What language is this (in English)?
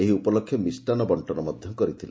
Odia